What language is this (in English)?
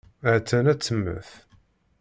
Kabyle